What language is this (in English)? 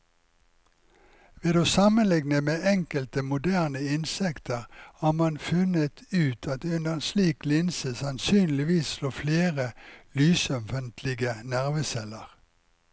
Norwegian